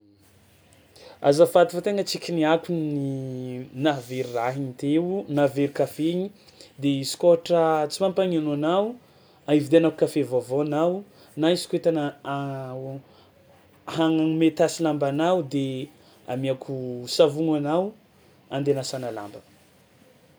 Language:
Tsimihety Malagasy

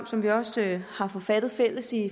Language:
Danish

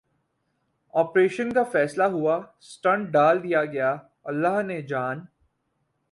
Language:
Urdu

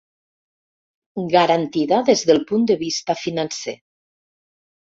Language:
Catalan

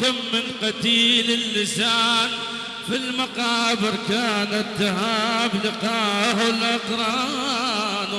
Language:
Arabic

